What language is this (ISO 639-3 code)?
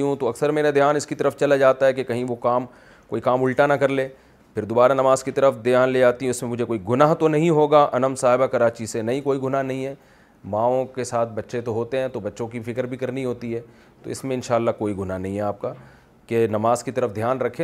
urd